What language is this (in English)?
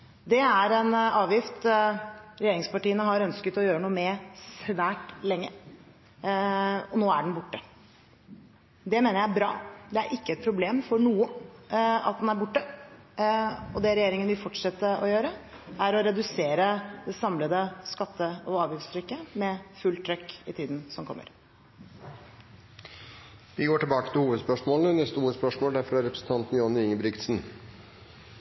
Norwegian